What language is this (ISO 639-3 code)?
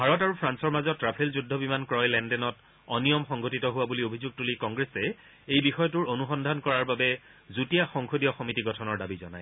asm